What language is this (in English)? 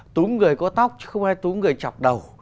Vietnamese